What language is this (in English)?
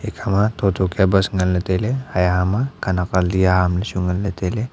Wancho Naga